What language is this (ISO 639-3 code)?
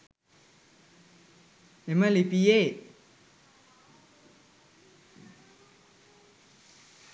sin